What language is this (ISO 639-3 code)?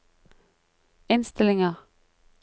nor